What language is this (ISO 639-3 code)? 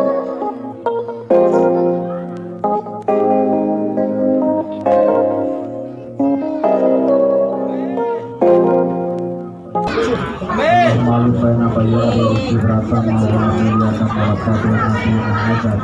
ind